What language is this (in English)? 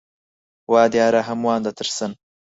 Central Kurdish